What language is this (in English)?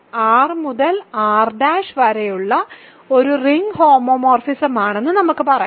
Malayalam